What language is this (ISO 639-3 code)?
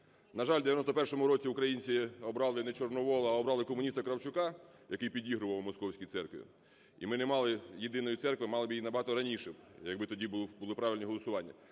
ukr